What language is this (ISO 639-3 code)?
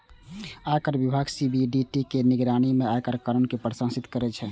mai